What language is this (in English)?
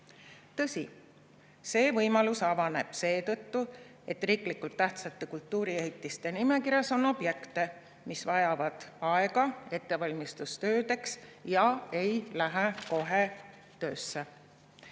Estonian